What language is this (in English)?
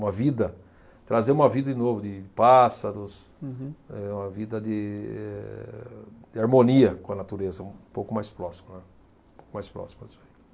Portuguese